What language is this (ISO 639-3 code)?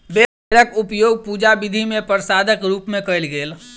mai